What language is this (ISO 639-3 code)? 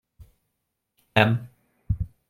hun